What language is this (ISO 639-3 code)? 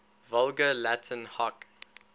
eng